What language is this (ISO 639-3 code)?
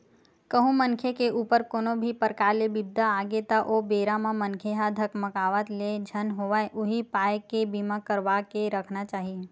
hne